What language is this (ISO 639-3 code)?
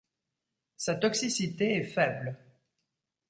fra